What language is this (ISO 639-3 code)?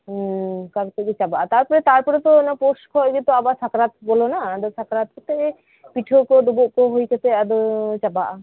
sat